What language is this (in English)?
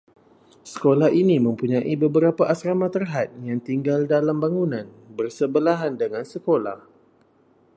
Malay